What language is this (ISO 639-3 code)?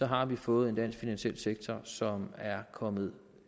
dan